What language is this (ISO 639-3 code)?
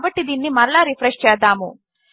tel